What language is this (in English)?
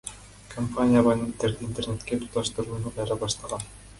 Kyrgyz